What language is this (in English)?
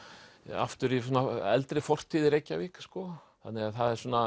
Icelandic